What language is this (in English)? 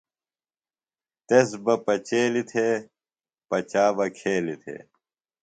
Phalura